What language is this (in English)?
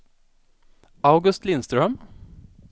Swedish